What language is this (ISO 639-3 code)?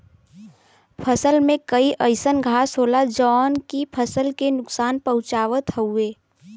bho